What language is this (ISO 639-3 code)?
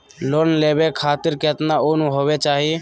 mag